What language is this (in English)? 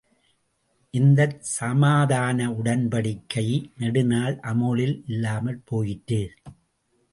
Tamil